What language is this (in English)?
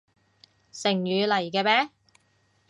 Cantonese